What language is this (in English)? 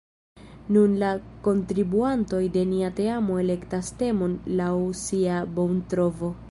Esperanto